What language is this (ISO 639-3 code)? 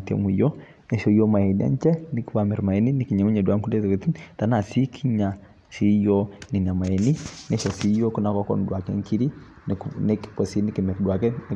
mas